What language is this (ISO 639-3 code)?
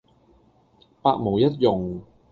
yue